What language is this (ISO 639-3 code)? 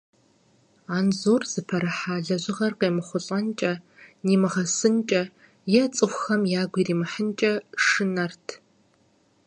kbd